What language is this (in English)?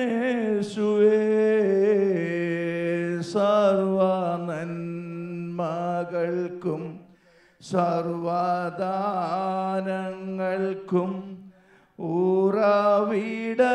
Arabic